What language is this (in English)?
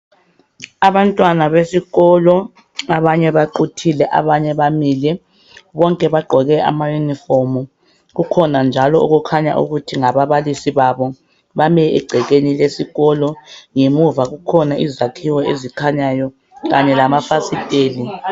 North Ndebele